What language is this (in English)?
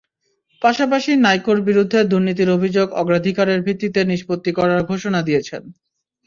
Bangla